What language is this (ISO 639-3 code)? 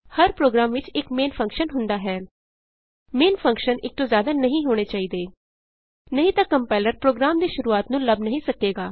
pan